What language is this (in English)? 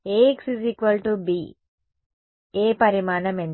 Telugu